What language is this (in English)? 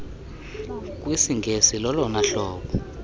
Xhosa